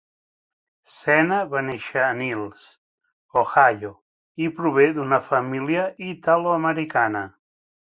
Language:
Catalan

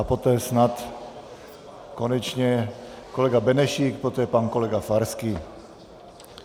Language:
Czech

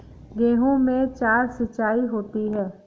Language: Hindi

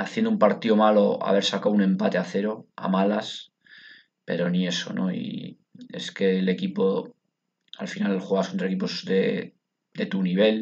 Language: Spanish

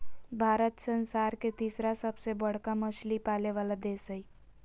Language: Magahi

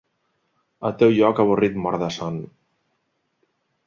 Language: Catalan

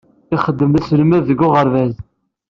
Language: Kabyle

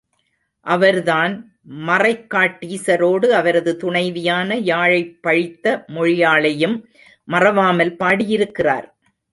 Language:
Tamil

